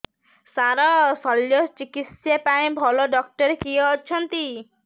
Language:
Odia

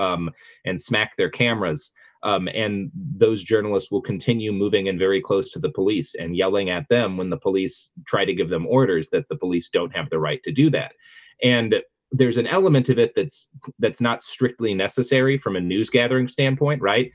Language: English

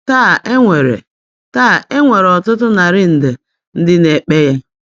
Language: Igbo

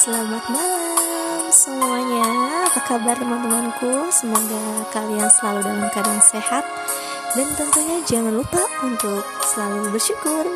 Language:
Indonesian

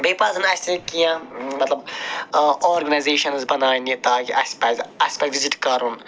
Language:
Kashmiri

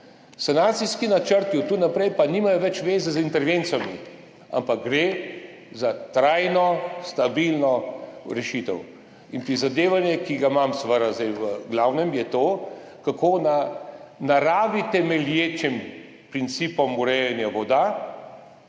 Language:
Slovenian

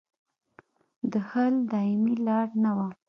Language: Pashto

